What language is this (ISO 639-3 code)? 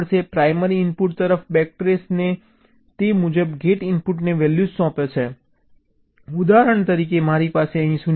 guj